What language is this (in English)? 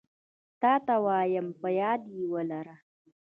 Pashto